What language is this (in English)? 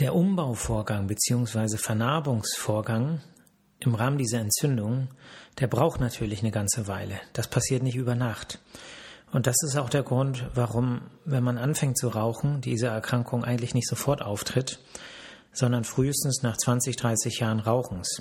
German